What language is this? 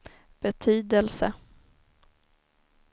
Swedish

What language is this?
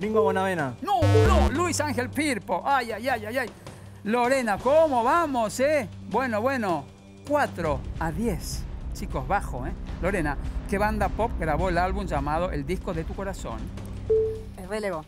Spanish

